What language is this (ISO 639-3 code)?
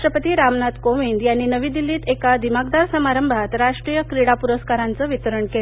mar